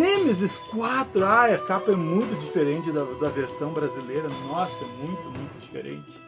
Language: Portuguese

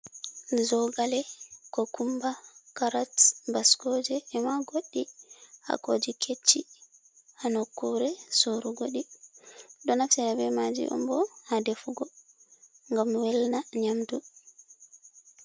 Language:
Fula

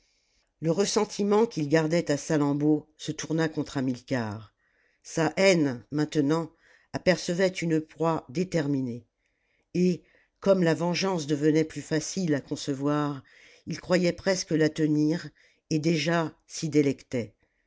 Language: French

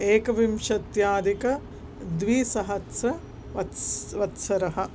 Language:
Sanskrit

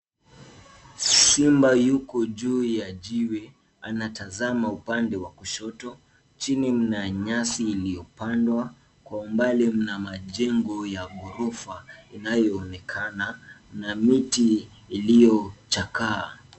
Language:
Swahili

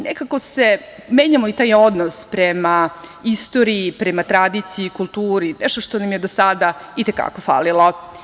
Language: Serbian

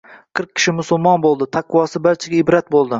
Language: Uzbek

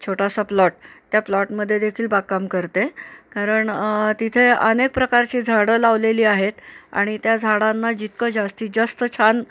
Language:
Marathi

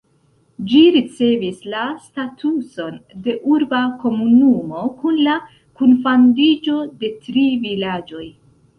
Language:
Esperanto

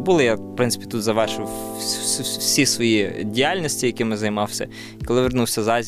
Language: Ukrainian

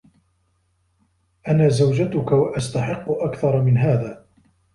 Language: Arabic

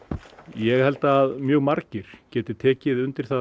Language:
Icelandic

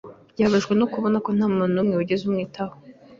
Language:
Kinyarwanda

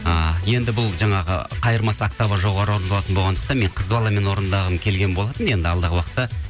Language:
Kazakh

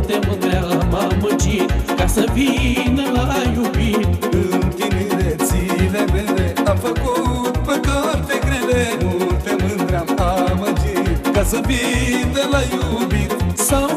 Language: Romanian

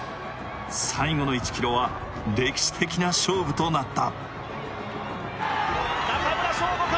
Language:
Japanese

